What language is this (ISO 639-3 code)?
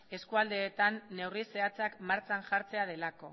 eus